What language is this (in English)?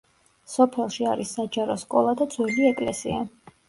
Georgian